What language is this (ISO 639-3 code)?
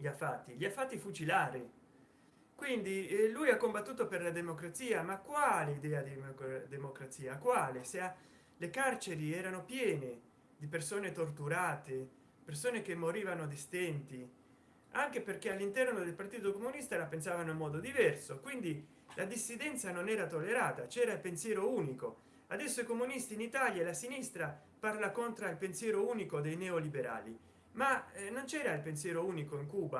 ita